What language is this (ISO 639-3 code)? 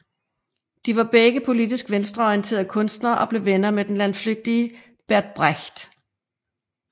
dan